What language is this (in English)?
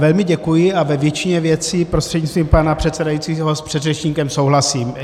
Czech